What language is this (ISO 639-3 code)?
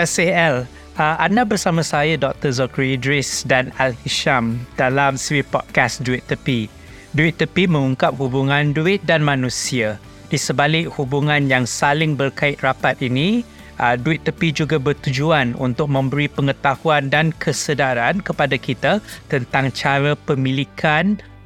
msa